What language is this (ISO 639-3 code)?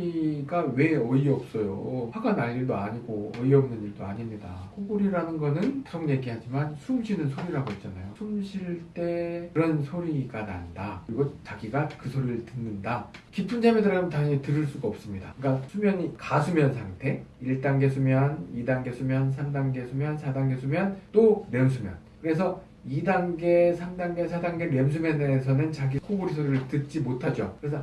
kor